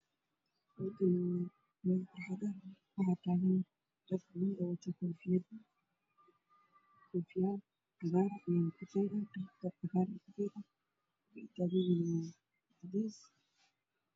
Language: Somali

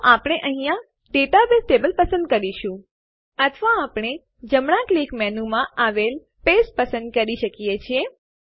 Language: Gujarati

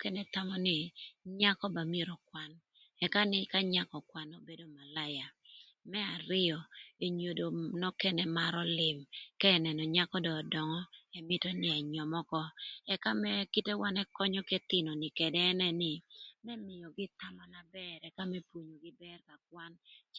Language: Thur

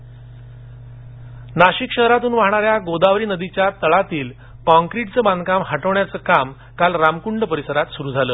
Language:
Marathi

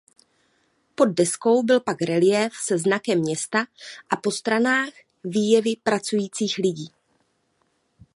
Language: Czech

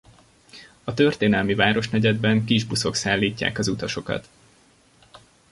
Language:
Hungarian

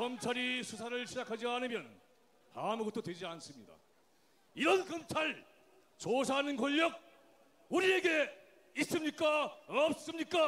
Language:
Korean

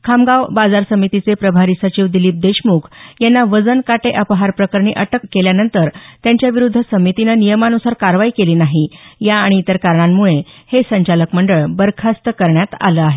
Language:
Marathi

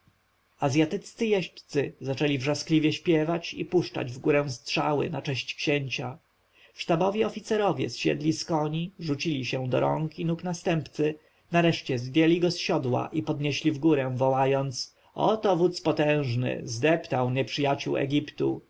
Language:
Polish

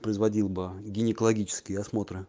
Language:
Russian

